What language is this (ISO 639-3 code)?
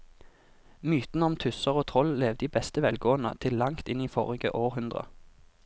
nor